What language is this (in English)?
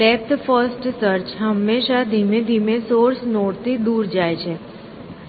Gujarati